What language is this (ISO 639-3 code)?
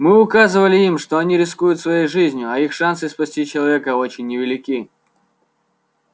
rus